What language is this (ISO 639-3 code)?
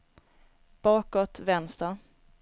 swe